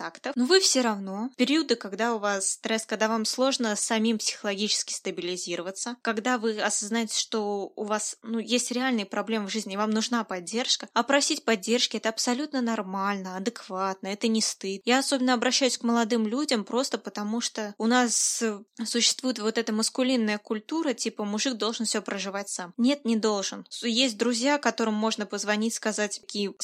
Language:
Russian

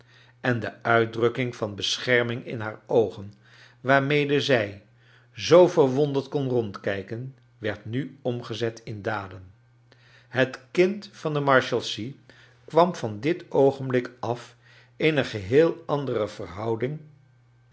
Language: Dutch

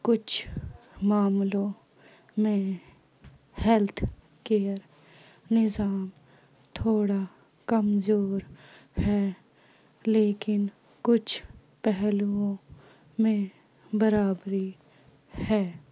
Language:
Urdu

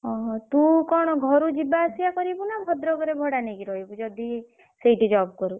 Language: Odia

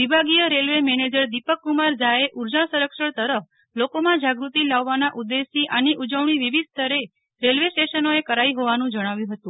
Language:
Gujarati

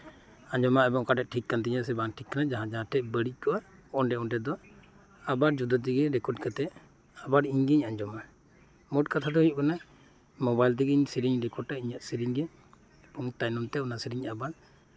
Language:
Santali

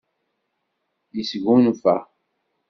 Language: Kabyle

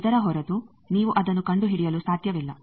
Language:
Kannada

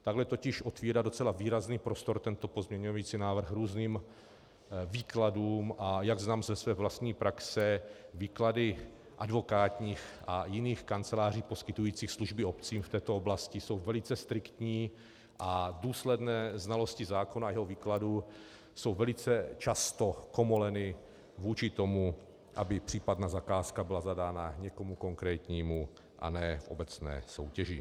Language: Czech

